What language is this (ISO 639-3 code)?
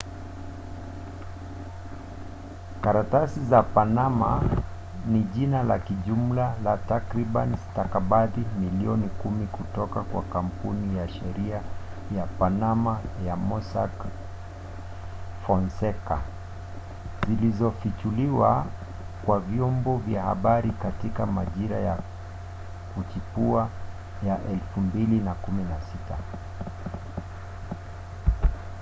swa